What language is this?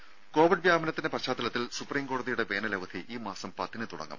Malayalam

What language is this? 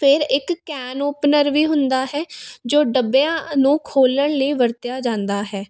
Punjabi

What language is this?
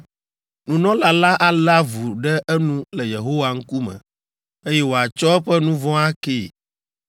Ewe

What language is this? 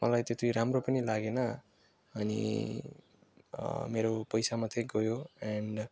Nepali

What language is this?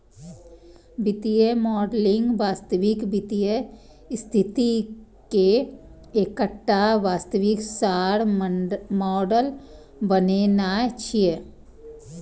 Maithili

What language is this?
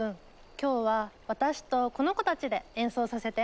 Japanese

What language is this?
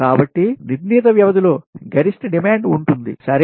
Telugu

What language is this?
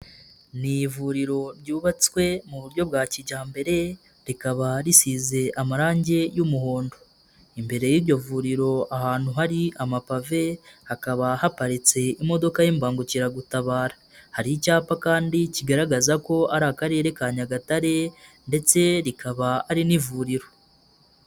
Kinyarwanda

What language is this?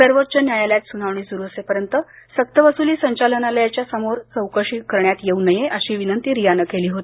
Marathi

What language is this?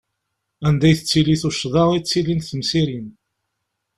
Kabyle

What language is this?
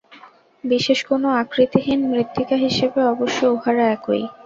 Bangla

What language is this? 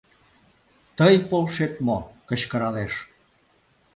Mari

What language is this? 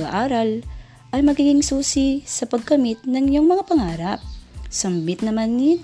Filipino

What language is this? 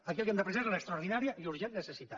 Catalan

